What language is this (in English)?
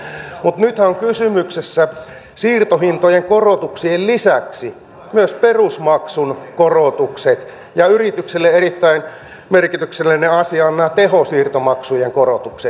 Finnish